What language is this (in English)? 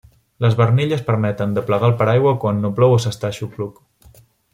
Catalan